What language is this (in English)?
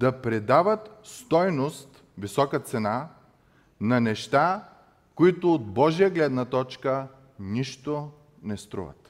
Bulgarian